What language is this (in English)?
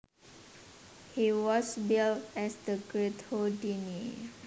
Javanese